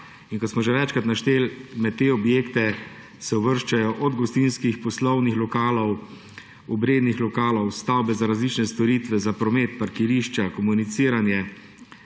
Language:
Slovenian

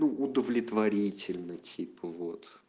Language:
Russian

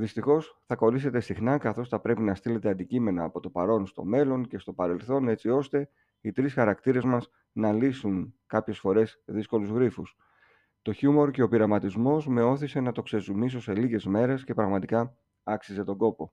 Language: Greek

